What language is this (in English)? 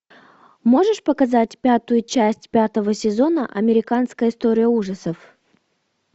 Russian